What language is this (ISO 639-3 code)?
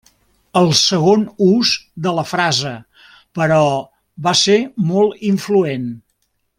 cat